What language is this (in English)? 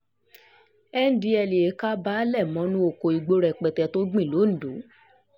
Yoruba